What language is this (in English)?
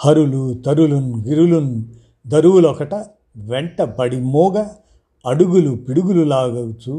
Telugu